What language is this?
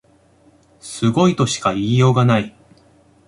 Japanese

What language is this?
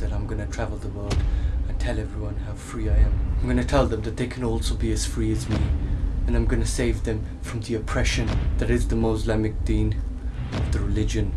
English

